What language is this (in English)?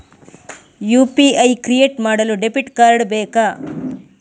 Kannada